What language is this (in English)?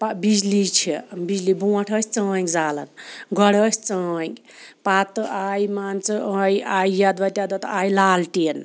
Kashmiri